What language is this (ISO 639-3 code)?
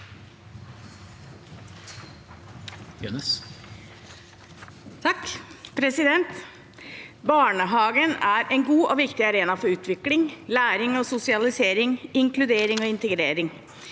nor